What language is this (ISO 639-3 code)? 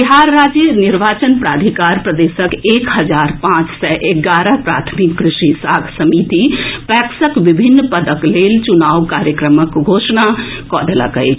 mai